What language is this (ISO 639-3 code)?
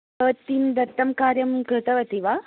san